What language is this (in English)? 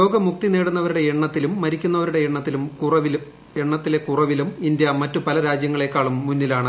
Malayalam